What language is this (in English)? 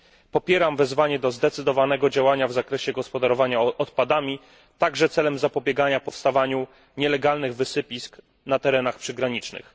Polish